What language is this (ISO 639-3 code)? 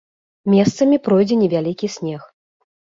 bel